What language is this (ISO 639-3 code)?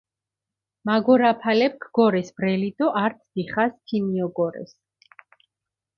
xmf